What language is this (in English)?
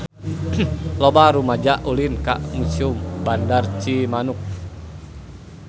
Sundanese